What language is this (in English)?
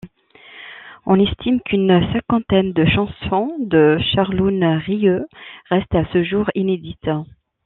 French